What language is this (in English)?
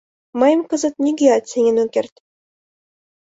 Mari